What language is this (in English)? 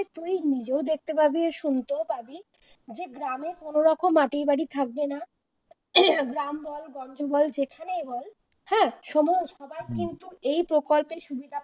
Bangla